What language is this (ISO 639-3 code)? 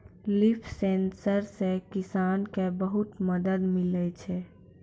mai